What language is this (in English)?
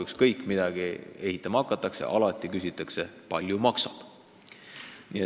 Estonian